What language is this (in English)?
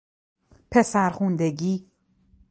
Persian